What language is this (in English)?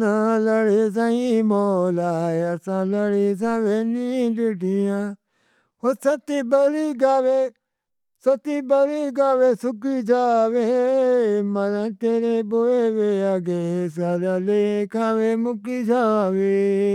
Northern Hindko